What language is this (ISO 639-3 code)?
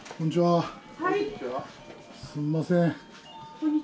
jpn